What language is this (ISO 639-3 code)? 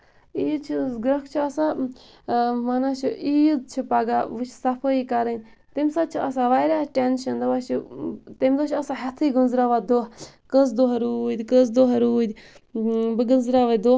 kas